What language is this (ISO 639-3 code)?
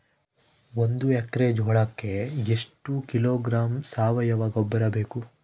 kan